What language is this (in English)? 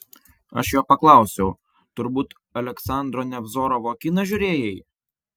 Lithuanian